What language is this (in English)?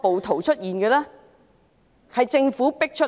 Cantonese